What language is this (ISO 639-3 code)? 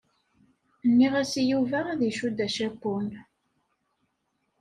kab